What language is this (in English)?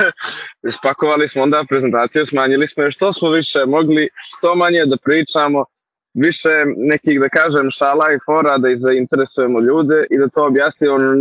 Croatian